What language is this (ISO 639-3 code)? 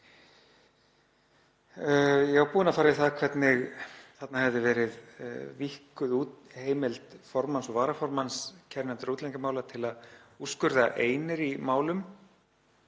isl